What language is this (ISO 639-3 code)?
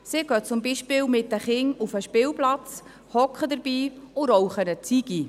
gsw